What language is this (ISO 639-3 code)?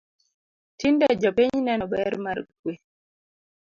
luo